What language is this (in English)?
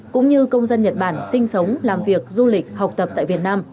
Vietnamese